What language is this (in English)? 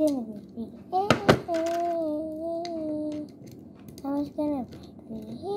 Indonesian